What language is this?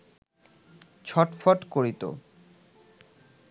Bangla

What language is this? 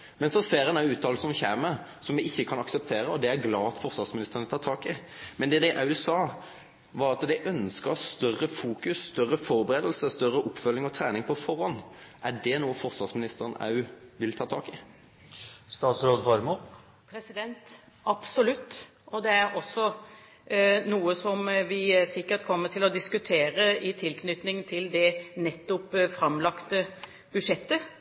Norwegian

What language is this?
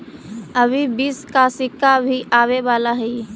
Magahi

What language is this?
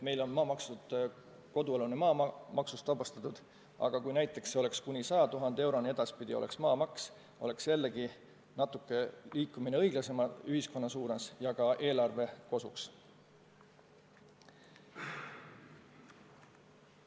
Estonian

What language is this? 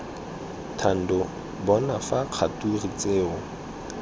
Tswana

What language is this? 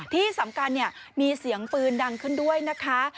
Thai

